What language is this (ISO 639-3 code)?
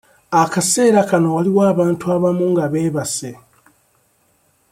lug